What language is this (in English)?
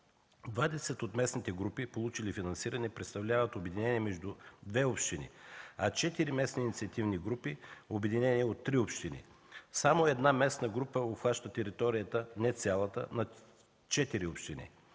Bulgarian